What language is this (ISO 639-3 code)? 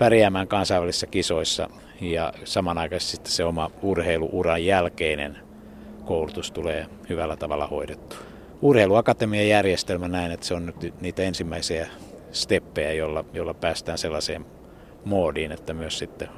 fin